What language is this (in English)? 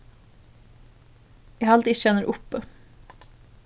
Faroese